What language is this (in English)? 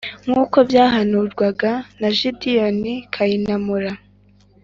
Kinyarwanda